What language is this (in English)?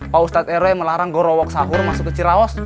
Indonesian